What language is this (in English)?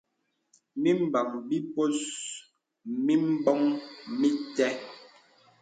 Bebele